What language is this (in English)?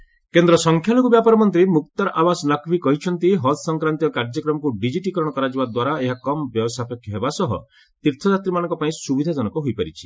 Odia